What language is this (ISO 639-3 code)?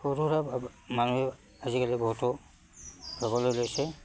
asm